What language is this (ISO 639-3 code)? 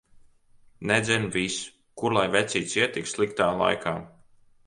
lav